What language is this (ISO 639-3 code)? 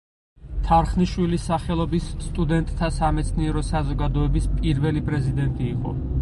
kat